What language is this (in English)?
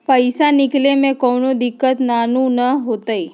Magahi